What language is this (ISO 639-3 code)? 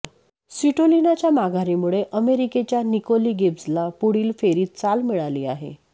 mar